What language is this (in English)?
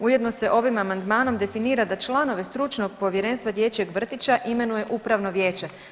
Croatian